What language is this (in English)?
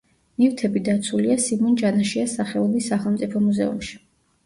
Georgian